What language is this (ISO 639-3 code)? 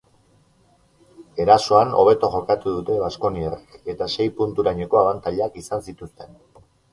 eus